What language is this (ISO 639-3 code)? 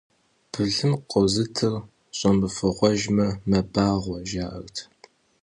kbd